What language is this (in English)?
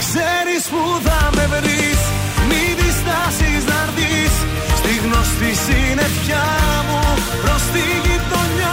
Greek